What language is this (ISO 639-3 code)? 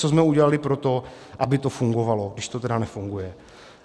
ces